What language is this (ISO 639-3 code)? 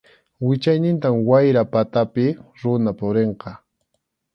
qxu